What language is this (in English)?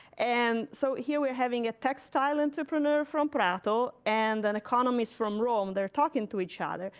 English